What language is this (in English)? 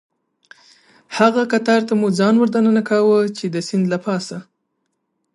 Pashto